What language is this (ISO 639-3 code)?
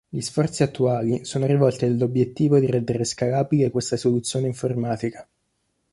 ita